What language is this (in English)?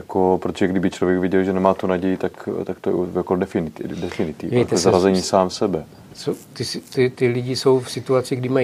Czech